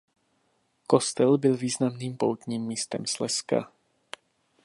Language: Czech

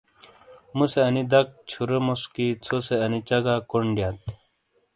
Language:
Shina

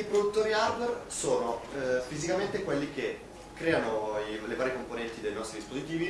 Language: Italian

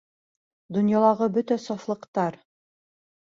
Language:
Bashkir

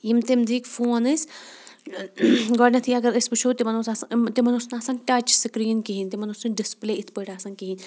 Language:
Kashmiri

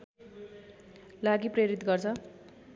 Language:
Nepali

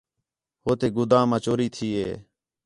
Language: Khetrani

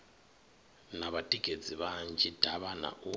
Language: Venda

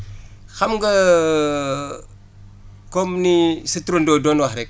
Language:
Wolof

